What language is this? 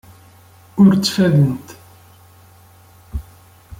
Kabyle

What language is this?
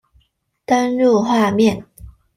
Chinese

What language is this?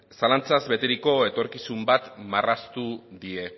Basque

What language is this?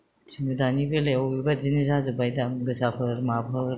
Bodo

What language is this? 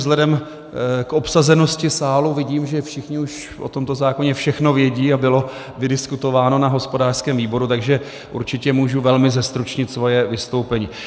Czech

